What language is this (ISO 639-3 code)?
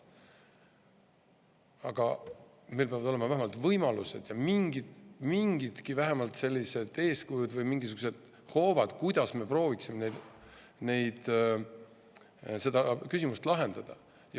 est